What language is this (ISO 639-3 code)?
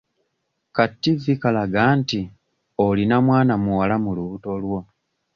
lug